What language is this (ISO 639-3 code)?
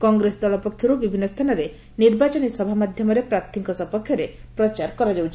ori